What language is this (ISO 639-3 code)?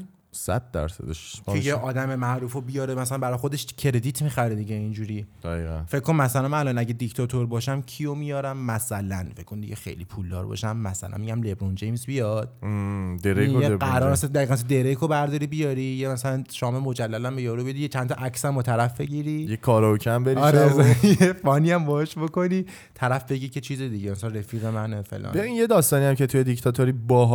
fas